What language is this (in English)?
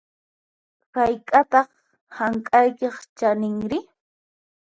Puno Quechua